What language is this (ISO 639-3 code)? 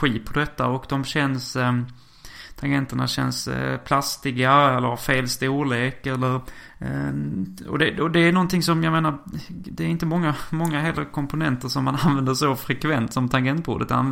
swe